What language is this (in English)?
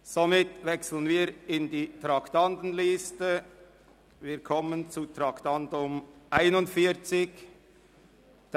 Swiss German